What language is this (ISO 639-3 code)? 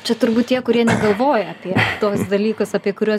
lit